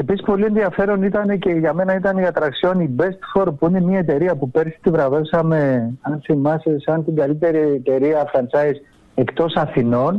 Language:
Greek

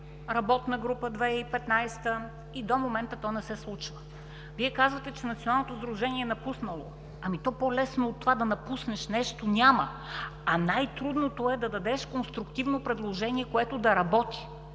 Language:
Bulgarian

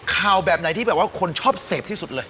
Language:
Thai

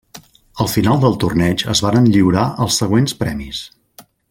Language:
Catalan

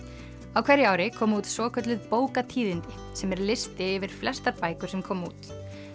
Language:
Icelandic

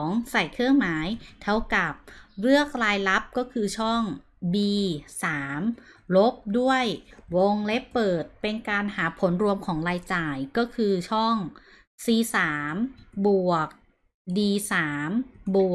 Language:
Thai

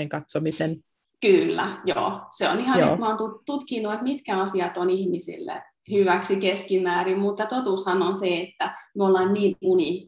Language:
Finnish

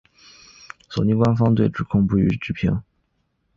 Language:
Chinese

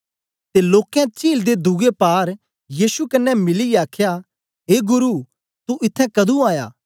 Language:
Dogri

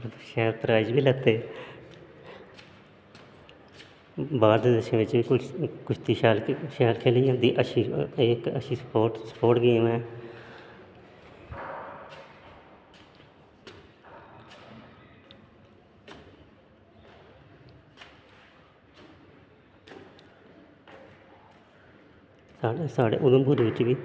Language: Dogri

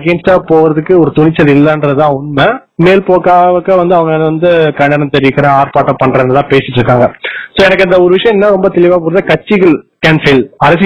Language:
Tamil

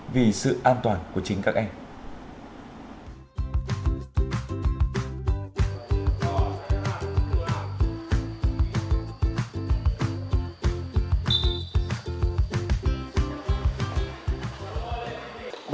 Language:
Vietnamese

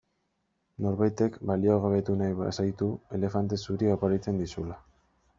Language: Basque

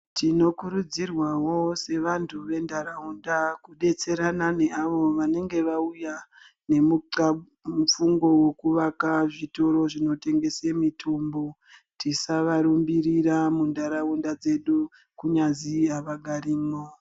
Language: Ndau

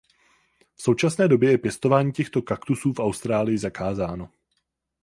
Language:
Czech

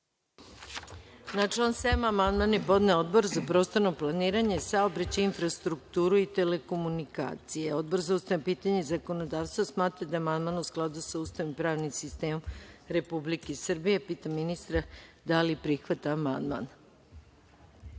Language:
Serbian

